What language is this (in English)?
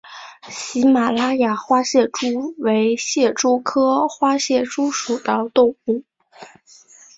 Chinese